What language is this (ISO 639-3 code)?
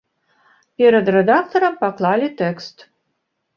bel